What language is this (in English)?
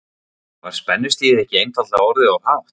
Icelandic